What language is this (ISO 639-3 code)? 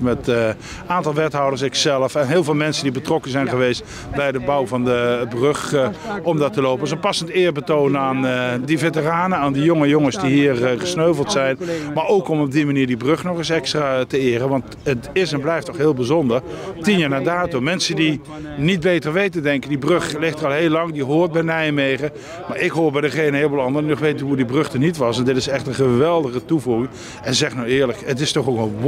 nld